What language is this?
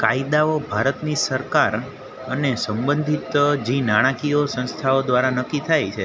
Gujarati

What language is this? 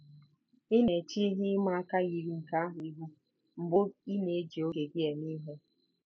Igbo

